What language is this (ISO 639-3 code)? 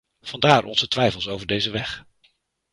nld